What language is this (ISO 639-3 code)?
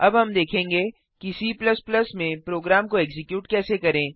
hin